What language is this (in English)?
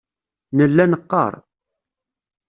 Kabyle